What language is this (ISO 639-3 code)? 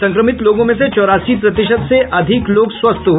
hin